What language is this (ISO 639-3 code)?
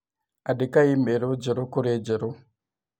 kik